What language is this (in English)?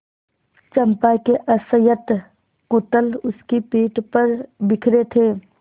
Hindi